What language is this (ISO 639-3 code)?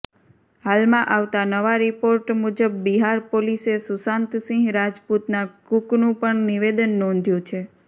guj